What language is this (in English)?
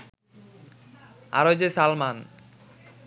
Bangla